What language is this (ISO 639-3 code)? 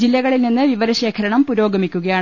mal